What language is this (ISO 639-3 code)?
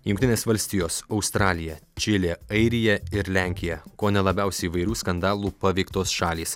lit